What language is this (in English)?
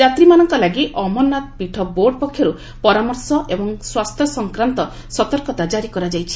Odia